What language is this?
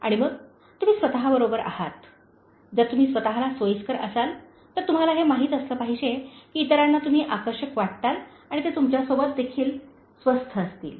Marathi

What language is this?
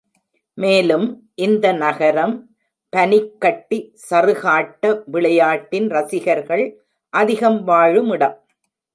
Tamil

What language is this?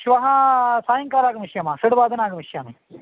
Sanskrit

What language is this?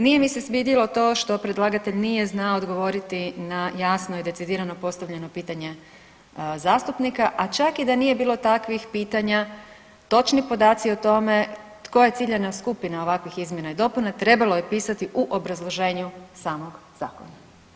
Croatian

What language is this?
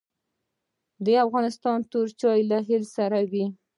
Pashto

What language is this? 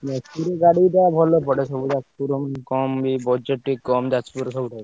Odia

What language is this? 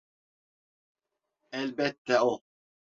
Turkish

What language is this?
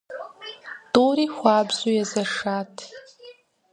Kabardian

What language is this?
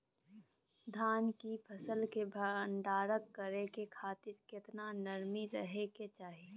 Maithili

